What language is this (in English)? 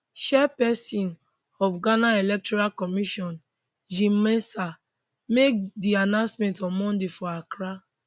Nigerian Pidgin